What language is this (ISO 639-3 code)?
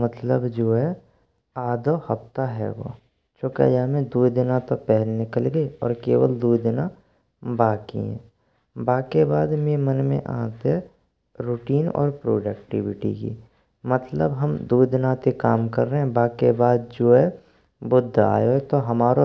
bra